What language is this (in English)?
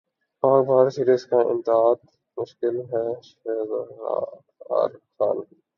Urdu